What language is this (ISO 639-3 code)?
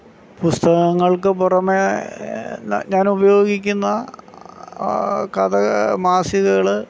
mal